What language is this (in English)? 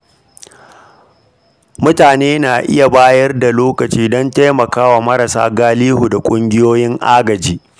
Hausa